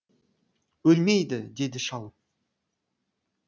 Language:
Kazakh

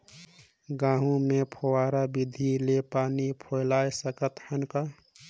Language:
Chhattisgarhi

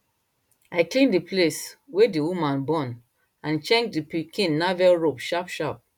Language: Nigerian Pidgin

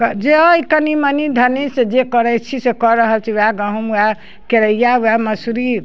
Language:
Maithili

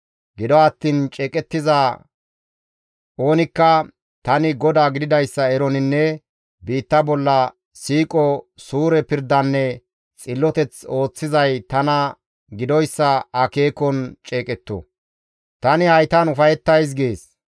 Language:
Gamo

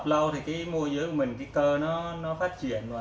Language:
Vietnamese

